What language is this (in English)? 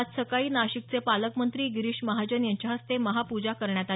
Marathi